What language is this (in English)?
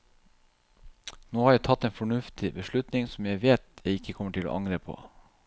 Norwegian